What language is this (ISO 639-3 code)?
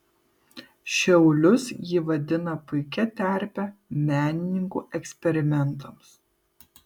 lit